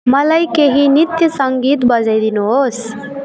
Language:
Nepali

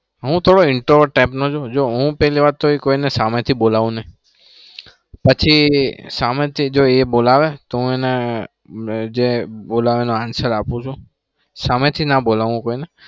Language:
Gujarati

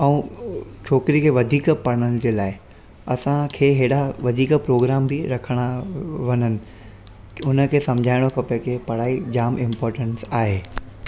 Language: Sindhi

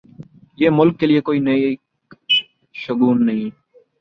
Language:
Urdu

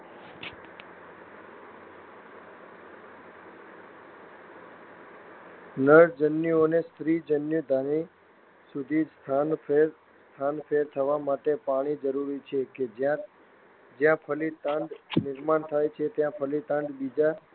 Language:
Gujarati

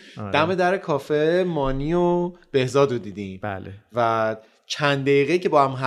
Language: Persian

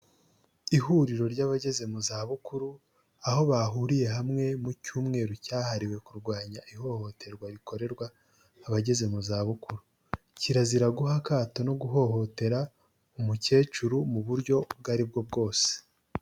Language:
Kinyarwanda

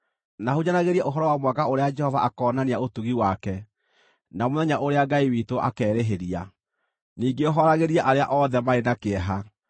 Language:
Kikuyu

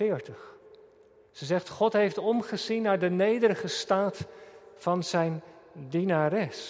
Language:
Dutch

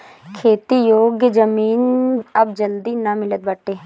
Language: Bhojpuri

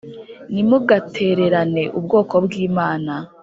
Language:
Kinyarwanda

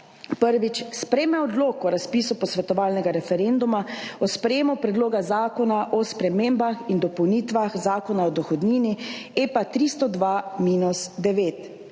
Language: Slovenian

